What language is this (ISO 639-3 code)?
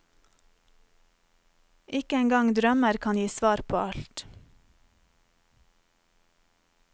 nor